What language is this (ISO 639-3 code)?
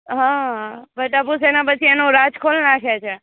guj